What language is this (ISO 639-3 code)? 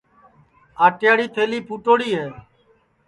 ssi